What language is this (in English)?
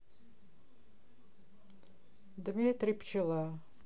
Russian